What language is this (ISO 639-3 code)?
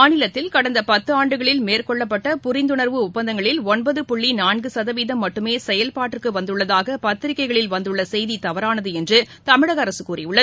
tam